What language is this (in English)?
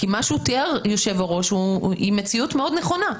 Hebrew